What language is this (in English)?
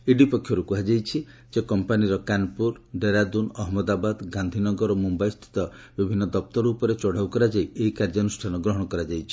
Odia